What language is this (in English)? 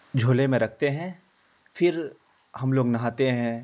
Urdu